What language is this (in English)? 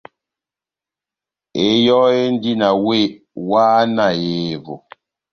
Batanga